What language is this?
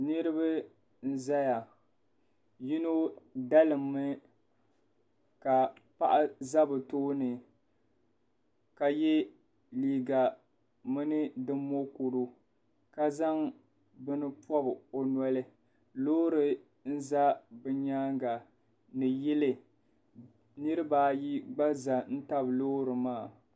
Dagbani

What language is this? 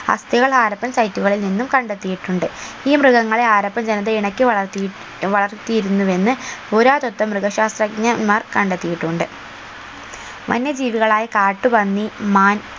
Malayalam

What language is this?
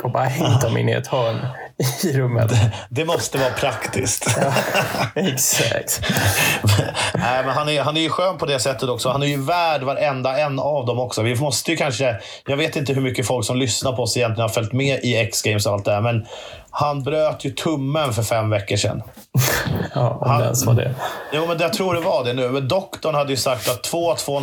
Swedish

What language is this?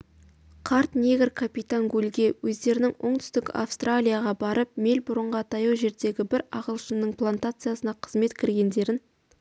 Kazakh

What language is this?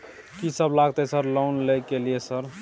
Maithili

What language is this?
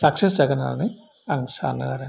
Bodo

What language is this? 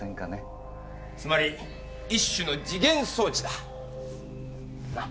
Japanese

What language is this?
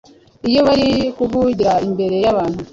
Kinyarwanda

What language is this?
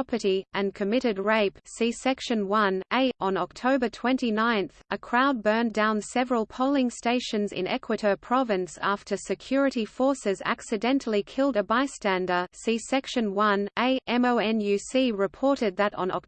English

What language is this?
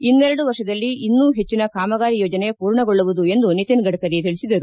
Kannada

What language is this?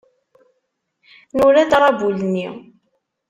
Kabyle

